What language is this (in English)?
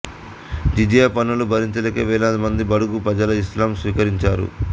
Telugu